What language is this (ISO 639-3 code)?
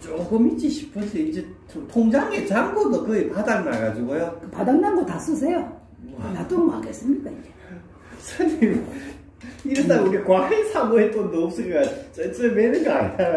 kor